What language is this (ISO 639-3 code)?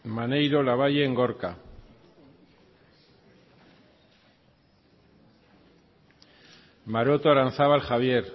eus